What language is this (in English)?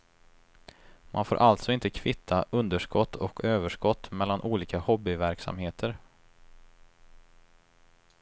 Swedish